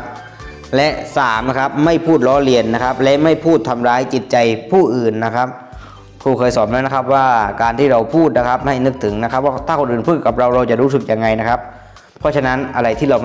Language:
Thai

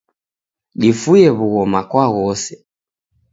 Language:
Taita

